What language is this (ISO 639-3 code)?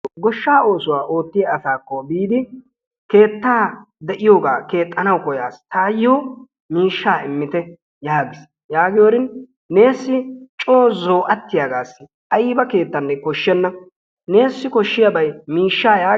wal